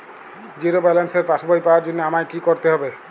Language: Bangla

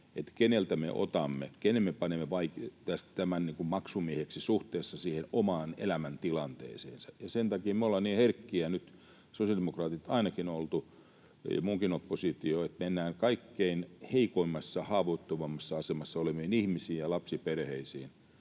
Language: Finnish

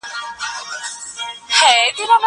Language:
Pashto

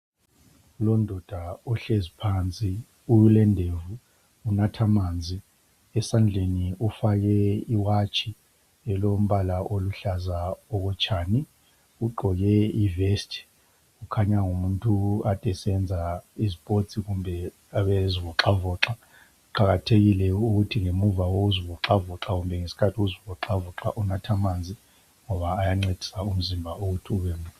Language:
North Ndebele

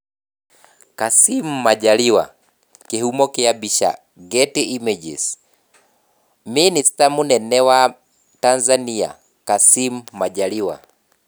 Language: Kikuyu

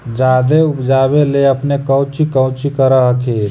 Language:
Magahi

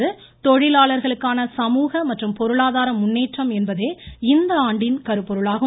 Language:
Tamil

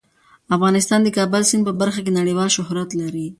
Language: Pashto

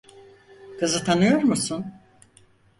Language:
Turkish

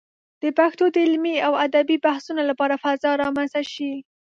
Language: Pashto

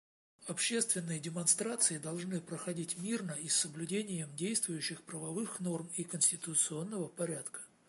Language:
Russian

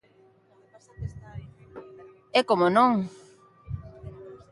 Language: Galician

